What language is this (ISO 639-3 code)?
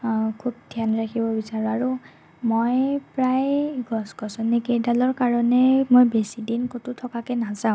asm